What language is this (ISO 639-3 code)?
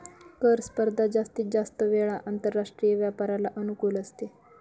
mar